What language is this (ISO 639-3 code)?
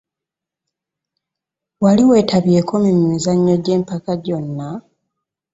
lug